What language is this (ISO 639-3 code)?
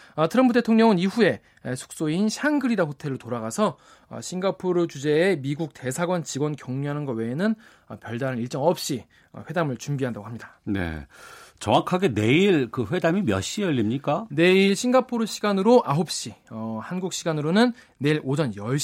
kor